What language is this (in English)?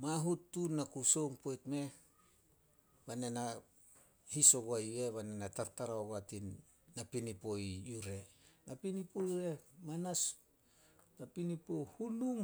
Solos